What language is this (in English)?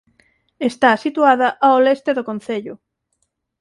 Galician